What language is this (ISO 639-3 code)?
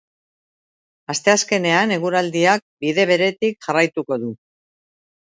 eus